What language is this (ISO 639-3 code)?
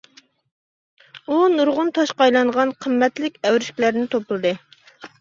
uig